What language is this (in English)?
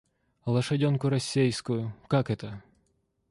Russian